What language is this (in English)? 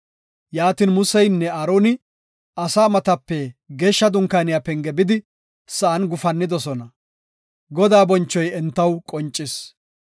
Gofa